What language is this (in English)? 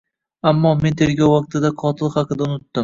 Uzbek